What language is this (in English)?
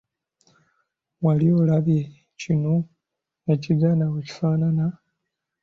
Ganda